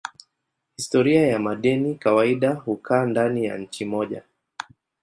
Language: Swahili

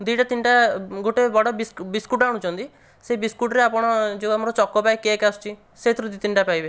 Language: Odia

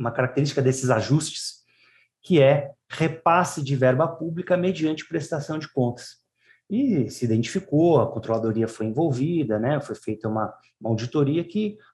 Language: Portuguese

